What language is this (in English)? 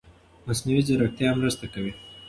Pashto